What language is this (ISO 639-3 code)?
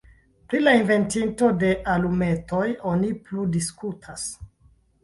epo